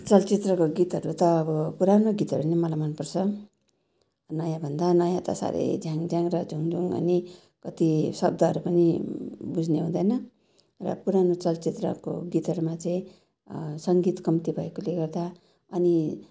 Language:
Nepali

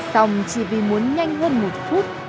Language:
Vietnamese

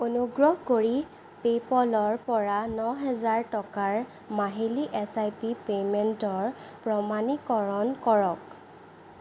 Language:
Assamese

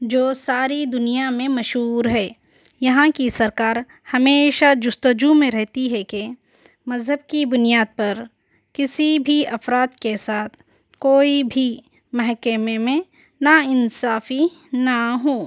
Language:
Urdu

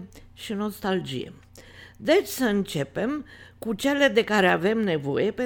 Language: Romanian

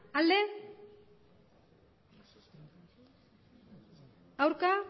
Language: Basque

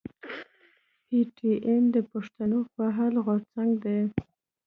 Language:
Pashto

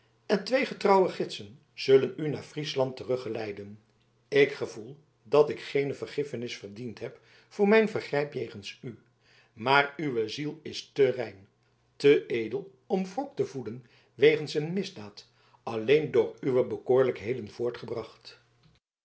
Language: Dutch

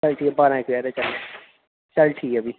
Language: Dogri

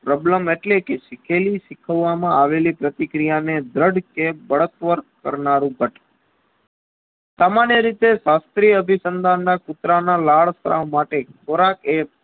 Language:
Gujarati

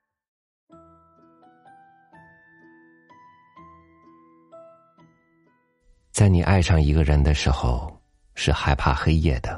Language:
Chinese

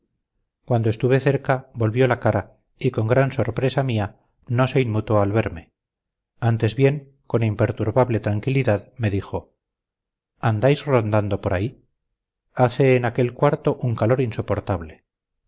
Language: Spanish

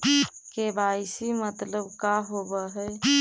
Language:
Magahi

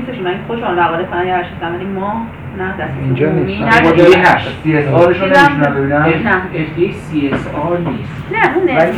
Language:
Persian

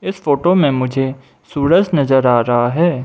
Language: Hindi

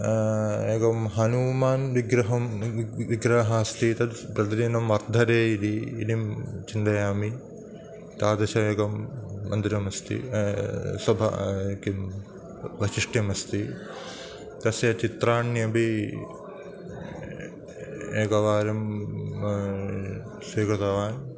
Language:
Sanskrit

